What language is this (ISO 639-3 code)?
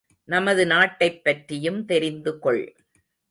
tam